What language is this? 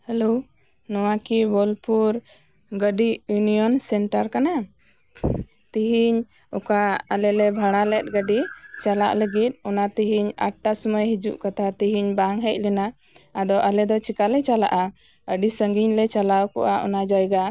Santali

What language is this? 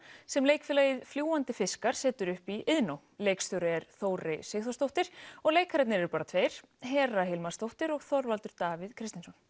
Icelandic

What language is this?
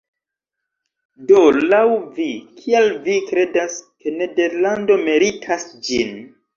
Esperanto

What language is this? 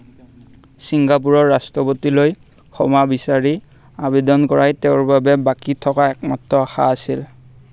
Assamese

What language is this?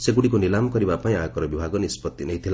Odia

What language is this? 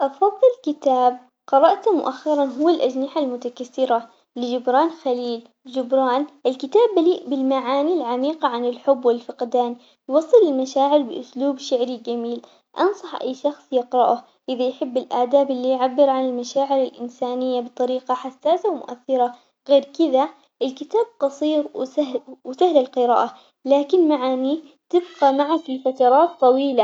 Omani Arabic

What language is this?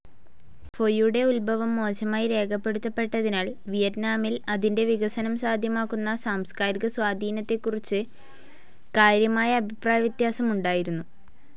Malayalam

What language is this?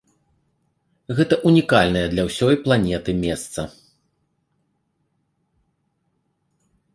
Belarusian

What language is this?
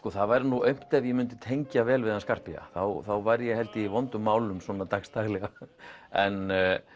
Icelandic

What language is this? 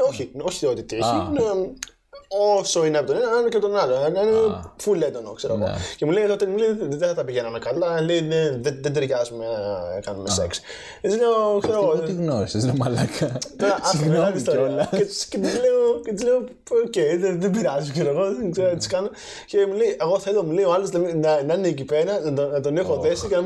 Greek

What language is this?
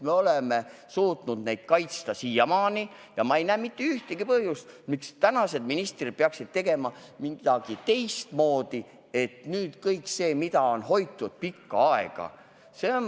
Estonian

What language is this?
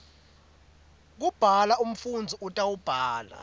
Swati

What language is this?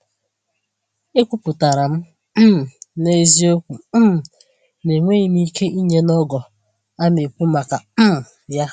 Igbo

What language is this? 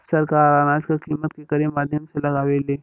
Bhojpuri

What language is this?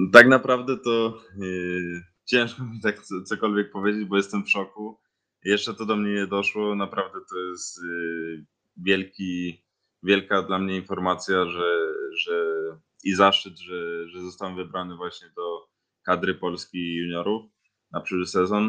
Polish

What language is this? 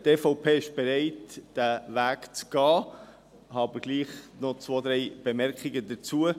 Swiss German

